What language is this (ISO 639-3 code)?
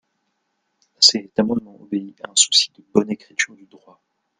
fra